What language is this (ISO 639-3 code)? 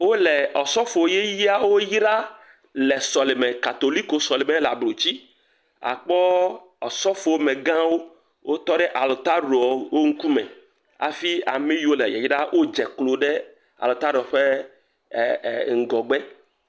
ewe